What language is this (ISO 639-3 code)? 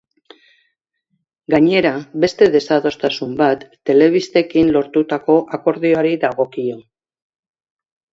eus